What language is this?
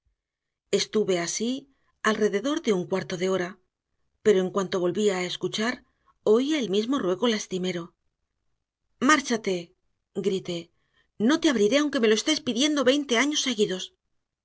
Spanish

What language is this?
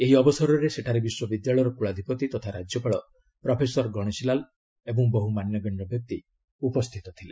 Odia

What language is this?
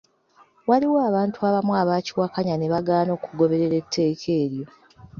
Ganda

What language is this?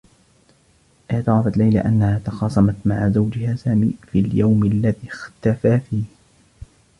Arabic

